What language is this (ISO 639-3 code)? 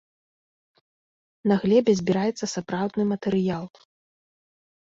bel